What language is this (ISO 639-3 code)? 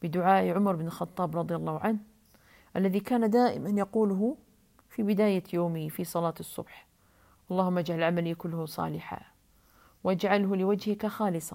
ara